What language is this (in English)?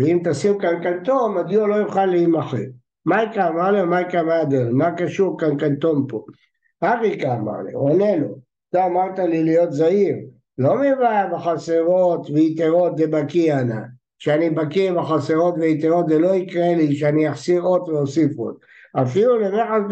Hebrew